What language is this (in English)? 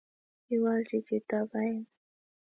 Kalenjin